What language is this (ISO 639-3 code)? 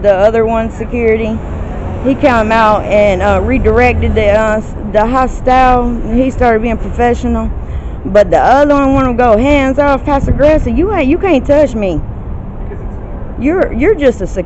eng